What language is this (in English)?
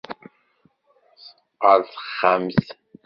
Kabyle